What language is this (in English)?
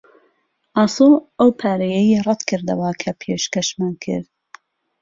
Central Kurdish